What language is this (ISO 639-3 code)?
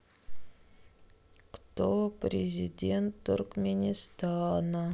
rus